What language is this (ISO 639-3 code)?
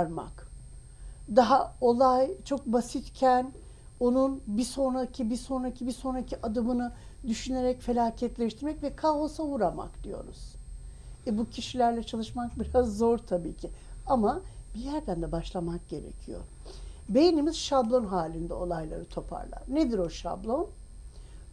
tur